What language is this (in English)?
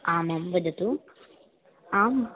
Sanskrit